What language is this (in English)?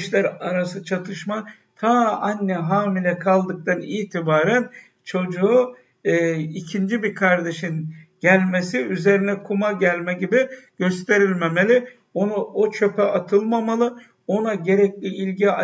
Turkish